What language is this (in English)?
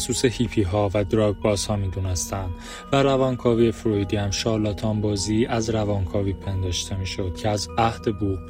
Persian